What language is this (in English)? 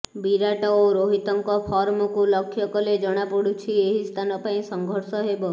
Odia